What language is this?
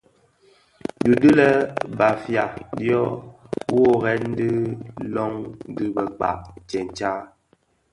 Bafia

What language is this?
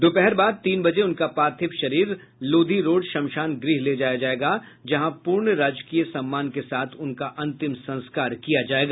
Hindi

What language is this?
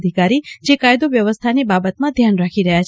Gujarati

